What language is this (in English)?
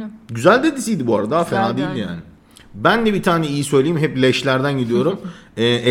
Turkish